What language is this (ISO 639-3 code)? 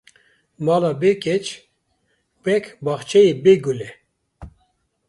kur